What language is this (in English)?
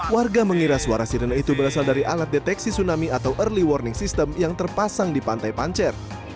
Indonesian